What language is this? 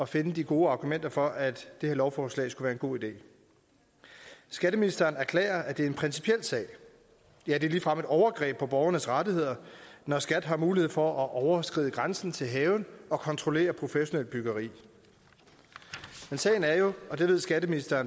Danish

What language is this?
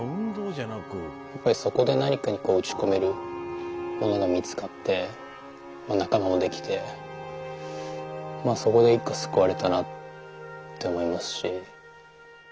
Japanese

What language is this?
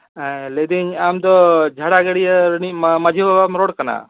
Santali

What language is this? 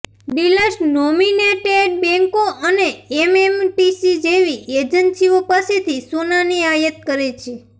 Gujarati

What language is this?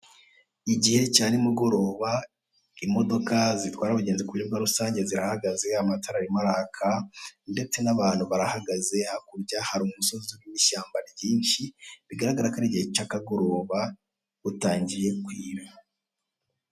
Kinyarwanda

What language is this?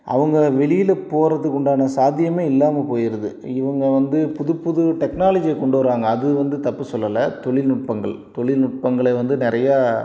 Tamil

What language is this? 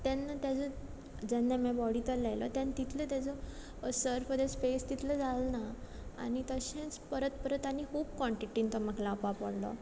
Konkani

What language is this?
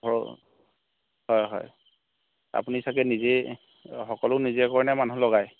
Assamese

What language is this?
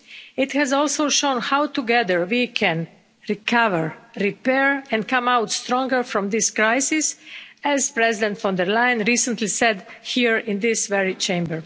English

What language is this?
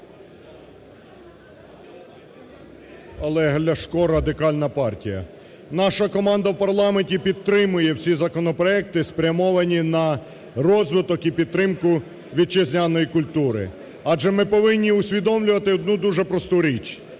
Ukrainian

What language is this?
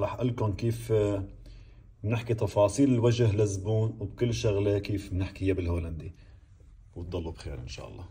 Arabic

